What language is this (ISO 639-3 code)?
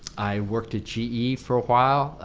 eng